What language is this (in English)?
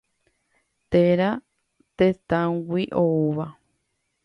Guarani